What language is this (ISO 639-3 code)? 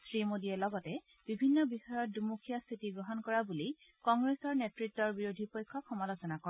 asm